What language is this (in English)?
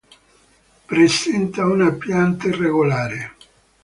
Italian